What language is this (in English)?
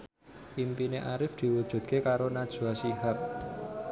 Javanese